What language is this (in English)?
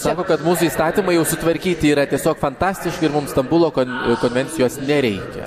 Lithuanian